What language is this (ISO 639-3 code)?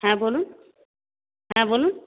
ben